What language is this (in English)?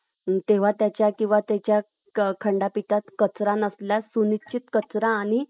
Marathi